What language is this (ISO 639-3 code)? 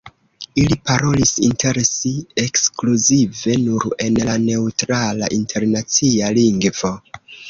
epo